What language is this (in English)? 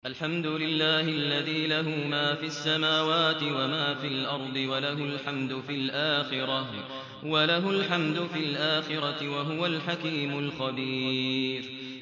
Arabic